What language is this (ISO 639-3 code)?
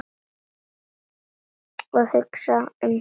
isl